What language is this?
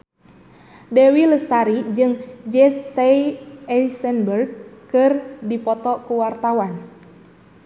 Sundanese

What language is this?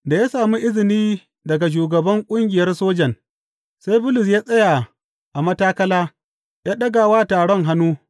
Hausa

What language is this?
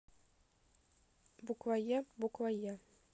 Russian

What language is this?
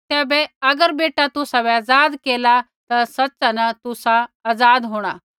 Kullu Pahari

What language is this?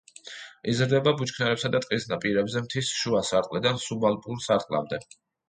Georgian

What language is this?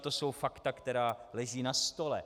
Czech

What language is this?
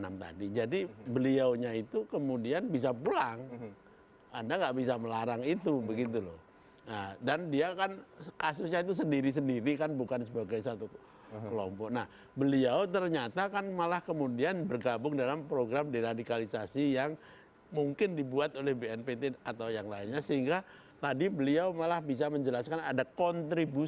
Indonesian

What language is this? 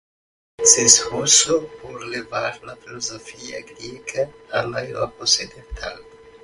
Spanish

